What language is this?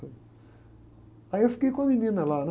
Portuguese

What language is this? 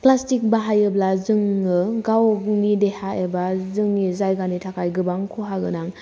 Bodo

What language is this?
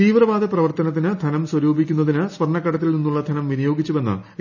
Malayalam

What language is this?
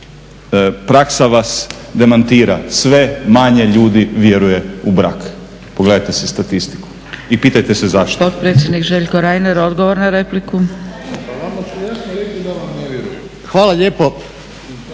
Croatian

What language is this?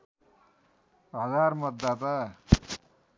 Nepali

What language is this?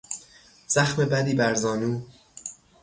Persian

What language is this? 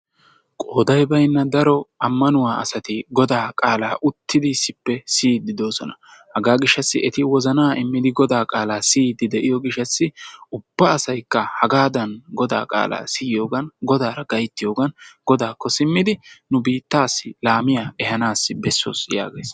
Wolaytta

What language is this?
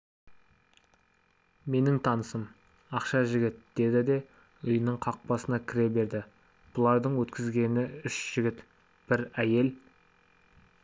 Kazakh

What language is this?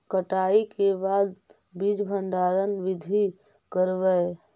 Magahi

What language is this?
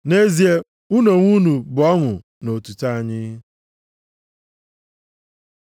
Igbo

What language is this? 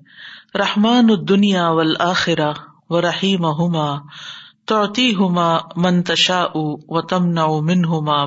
Urdu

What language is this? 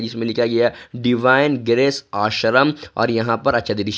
Hindi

